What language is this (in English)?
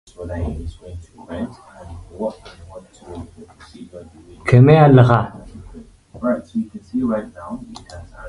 Tigrinya